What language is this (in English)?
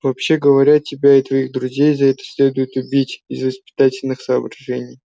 Russian